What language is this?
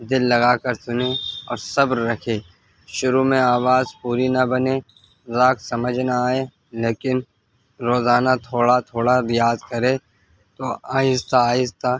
Urdu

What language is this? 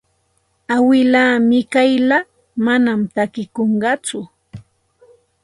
Santa Ana de Tusi Pasco Quechua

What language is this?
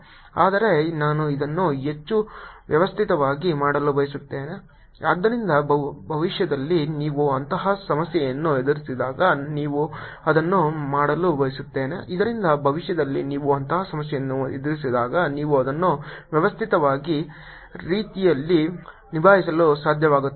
Kannada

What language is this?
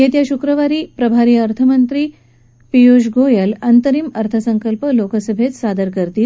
Marathi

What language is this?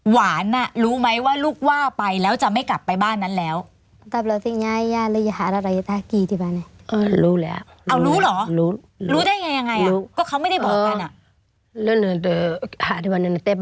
Thai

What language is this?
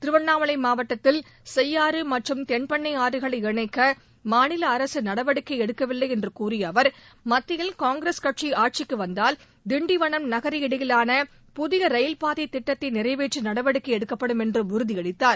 Tamil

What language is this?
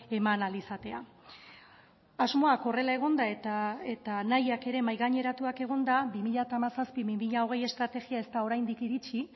Basque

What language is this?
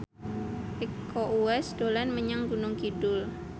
Javanese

